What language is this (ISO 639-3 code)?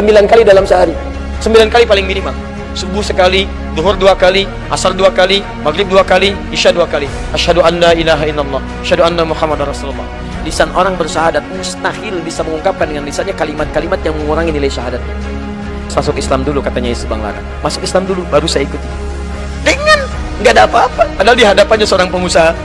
ind